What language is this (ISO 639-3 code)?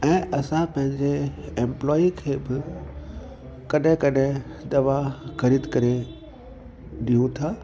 snd